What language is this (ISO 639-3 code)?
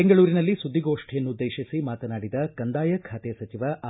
kan